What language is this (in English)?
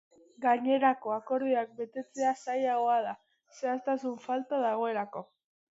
Basque